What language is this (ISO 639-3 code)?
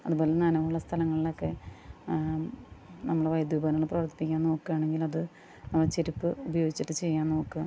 mal